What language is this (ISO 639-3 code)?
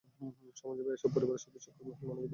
ben